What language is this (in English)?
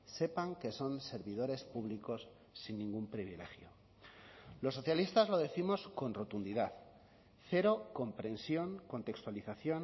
Spanish